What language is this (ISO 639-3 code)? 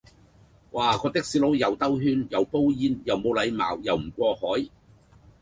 yue